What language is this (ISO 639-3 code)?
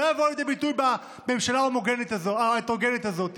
heb